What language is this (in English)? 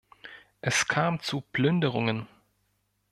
German